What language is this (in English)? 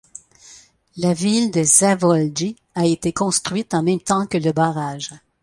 French